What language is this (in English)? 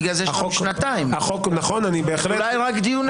Hebrew